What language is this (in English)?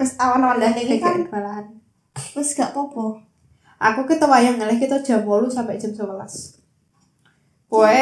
Indonesian